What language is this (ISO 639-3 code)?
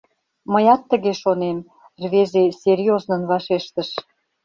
chm